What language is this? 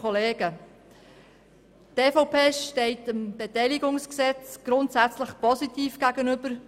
Swiss German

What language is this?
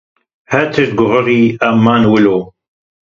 Kurdish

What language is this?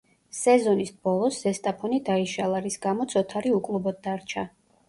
Georgian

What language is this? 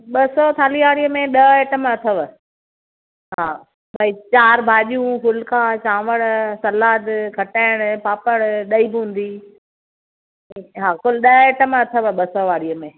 Sindhi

